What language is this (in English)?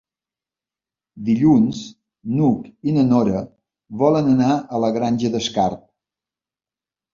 Catalan